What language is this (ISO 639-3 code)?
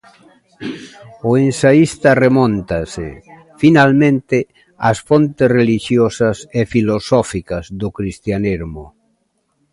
glg